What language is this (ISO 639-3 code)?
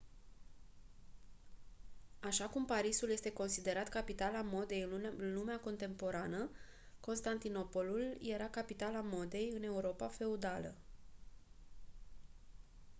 ron